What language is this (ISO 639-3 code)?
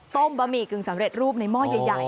tha